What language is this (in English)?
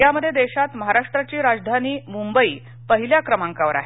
Marathi